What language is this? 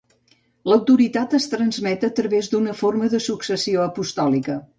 Catalan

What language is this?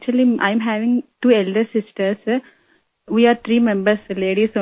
Urdu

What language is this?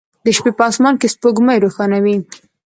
Pashto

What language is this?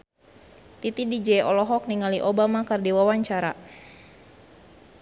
Sundanese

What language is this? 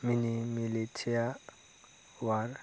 Bodo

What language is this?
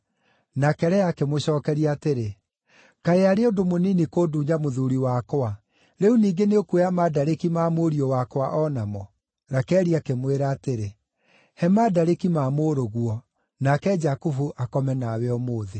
Kikuyu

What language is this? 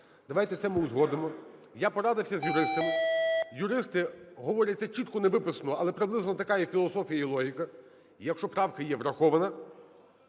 Ukrainian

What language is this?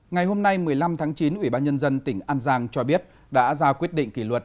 Vietnamese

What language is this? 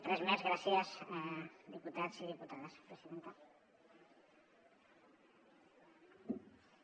Catalan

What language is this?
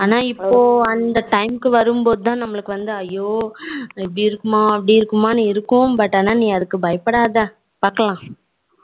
Tamil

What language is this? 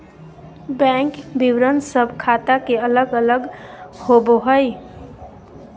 Magahi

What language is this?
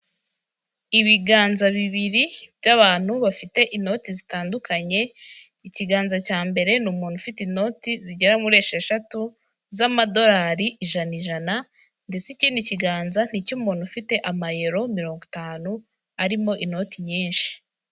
Kinyarwanda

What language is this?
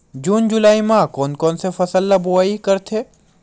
Chhattisgarhi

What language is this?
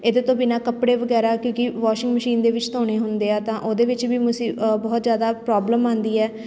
Punjabi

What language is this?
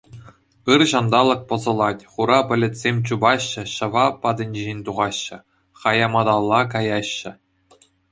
Chuvash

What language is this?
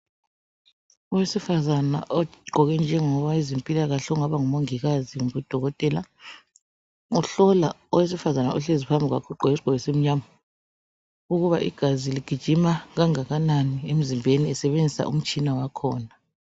North Ndebele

